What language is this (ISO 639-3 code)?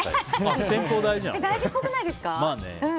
jpn